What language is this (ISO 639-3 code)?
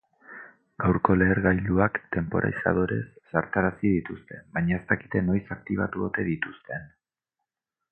eus